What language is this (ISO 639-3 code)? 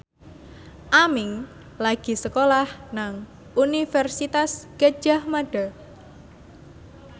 jav